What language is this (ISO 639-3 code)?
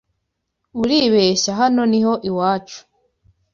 kin